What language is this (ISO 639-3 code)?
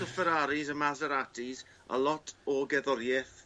cym